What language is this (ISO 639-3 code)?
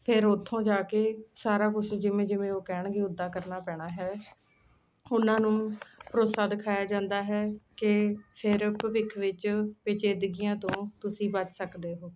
pan